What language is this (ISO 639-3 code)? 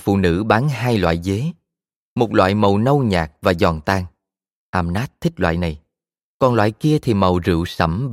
vie